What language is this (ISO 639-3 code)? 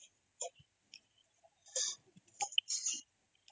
ori